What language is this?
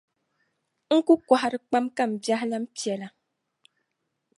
Dagbani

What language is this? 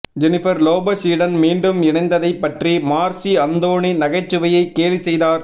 Tamil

